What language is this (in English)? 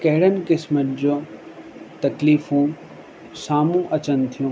Sindhi